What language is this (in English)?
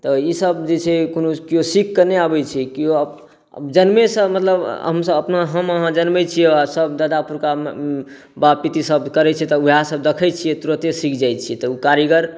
Maithili